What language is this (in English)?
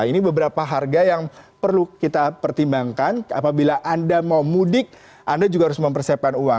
Indonesian